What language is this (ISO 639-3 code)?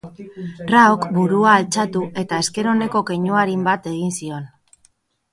eus